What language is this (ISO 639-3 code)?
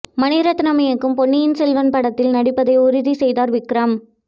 tam